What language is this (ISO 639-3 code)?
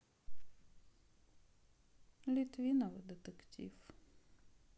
rus